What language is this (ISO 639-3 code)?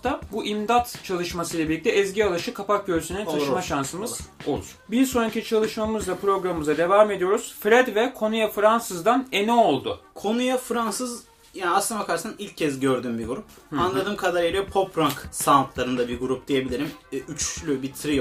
tur